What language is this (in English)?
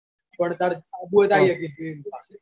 Gujarati